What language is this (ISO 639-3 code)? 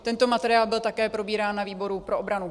ces